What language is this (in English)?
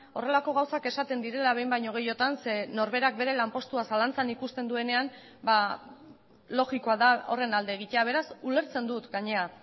Basque